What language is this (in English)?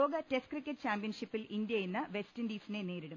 Malayalam